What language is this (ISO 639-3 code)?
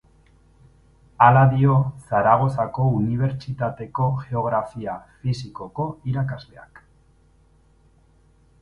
eus